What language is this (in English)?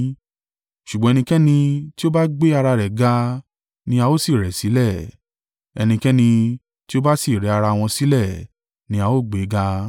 Yoruba